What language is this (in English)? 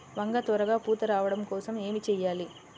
Telugu